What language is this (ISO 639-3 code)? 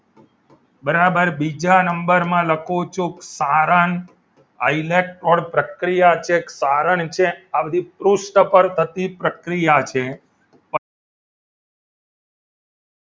guj